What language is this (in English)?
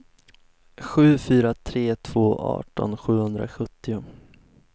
Swedish